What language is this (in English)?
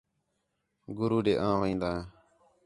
Khetrani